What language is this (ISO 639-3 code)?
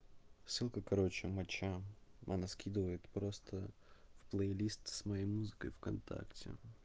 rus